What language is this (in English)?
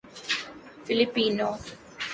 Urdu